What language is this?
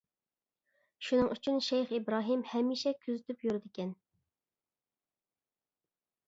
Uyghur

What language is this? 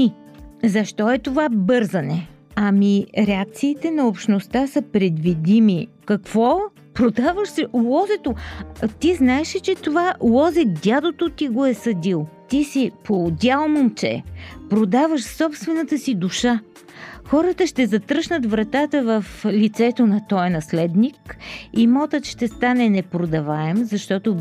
Bulgarian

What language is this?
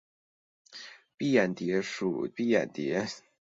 Chinese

